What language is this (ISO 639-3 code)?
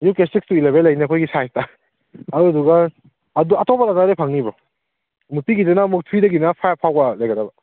mni